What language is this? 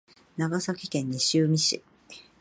Japanese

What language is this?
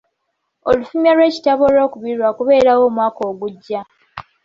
Ganda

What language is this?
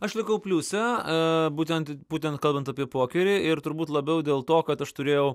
Lithuanian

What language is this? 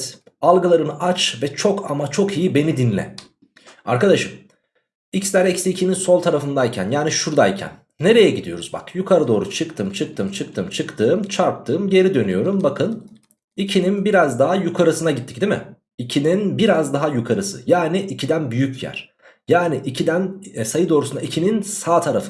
Turkish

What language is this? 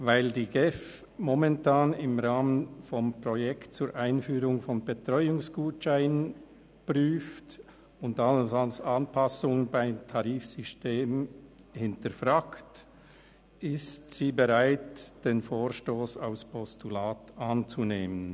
Swiss German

